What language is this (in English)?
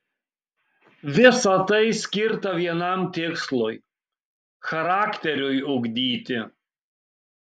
Lithuanian